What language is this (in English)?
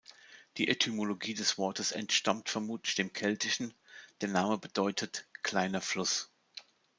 German